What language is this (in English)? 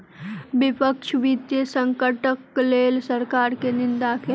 Maithili